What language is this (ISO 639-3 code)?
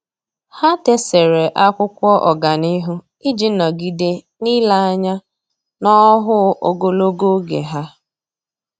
ibo